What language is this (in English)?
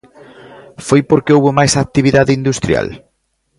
Galician